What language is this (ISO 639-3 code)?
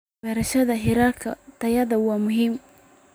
som